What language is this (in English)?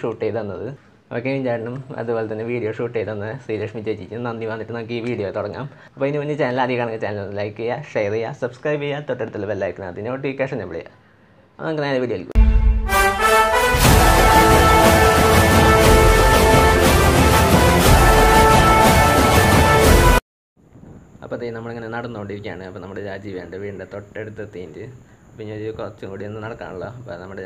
Indonesian